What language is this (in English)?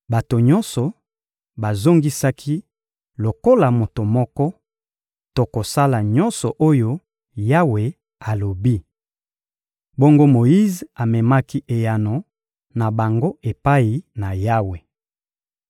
Lingala